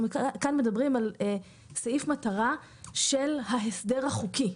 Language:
Hebrew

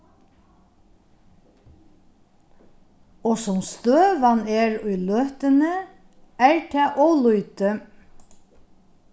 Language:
Faroese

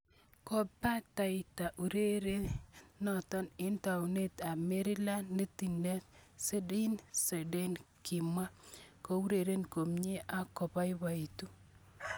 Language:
Kalenjin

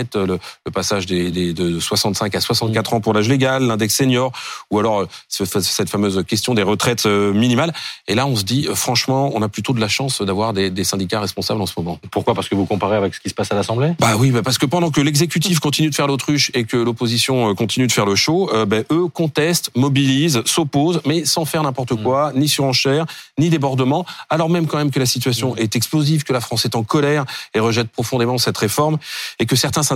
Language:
French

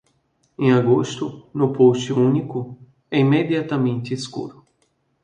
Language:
Portuguese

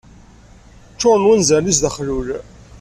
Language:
Kabyle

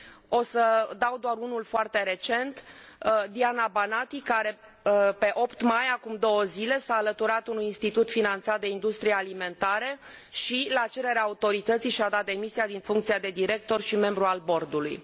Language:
Romanian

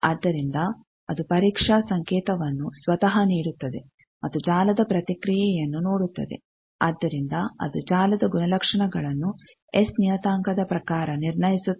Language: Kannada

